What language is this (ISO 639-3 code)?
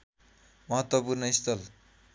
nep